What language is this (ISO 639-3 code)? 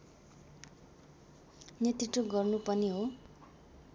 nep